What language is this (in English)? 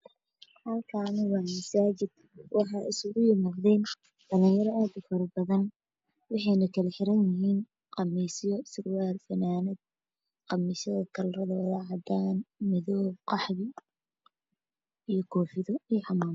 Somali